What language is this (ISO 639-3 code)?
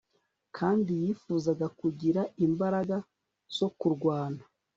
kin